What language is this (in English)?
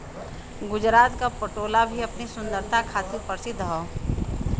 Bhojpuri